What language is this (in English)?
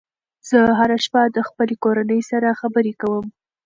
Pashto